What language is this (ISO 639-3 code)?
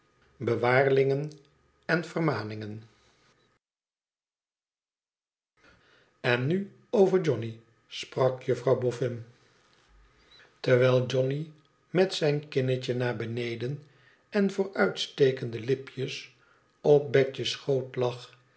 nld